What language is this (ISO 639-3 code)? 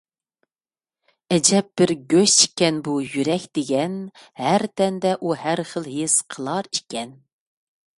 uig